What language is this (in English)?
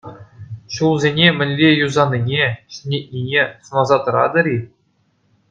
Chuvash